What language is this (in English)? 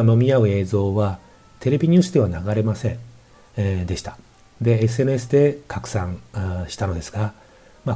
Japanese